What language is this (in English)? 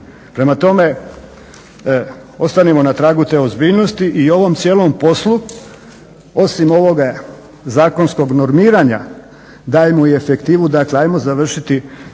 Croatian